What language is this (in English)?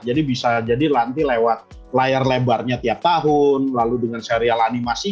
Indonesian